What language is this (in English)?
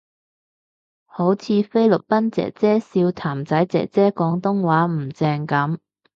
Cantonese